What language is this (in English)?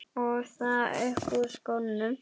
Icelandic